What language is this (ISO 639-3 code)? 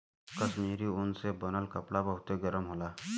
bho